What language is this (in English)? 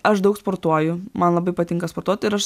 Lithuanian